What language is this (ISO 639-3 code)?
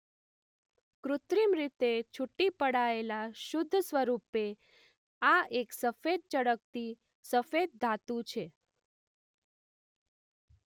guj